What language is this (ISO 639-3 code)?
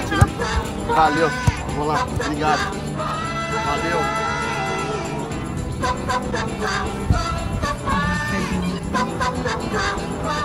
por